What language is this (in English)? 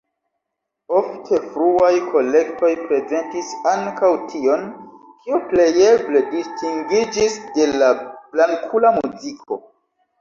Esperanto